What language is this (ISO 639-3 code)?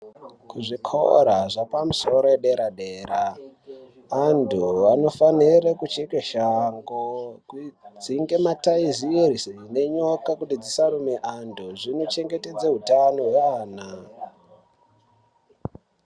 ndc